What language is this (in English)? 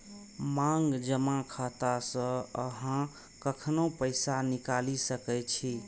Maithili